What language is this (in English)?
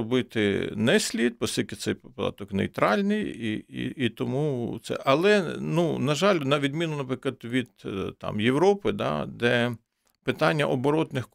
Ukrainian